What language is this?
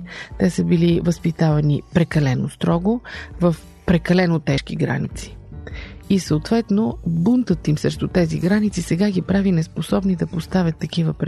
Bulgarian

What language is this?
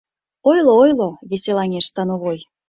Mari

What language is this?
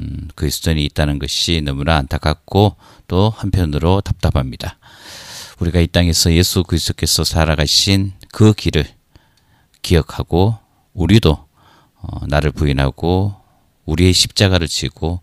Korean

